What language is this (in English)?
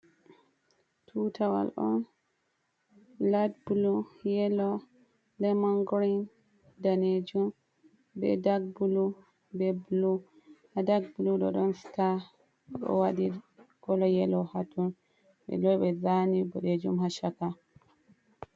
Fula